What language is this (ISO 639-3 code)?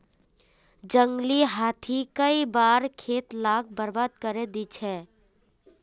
mag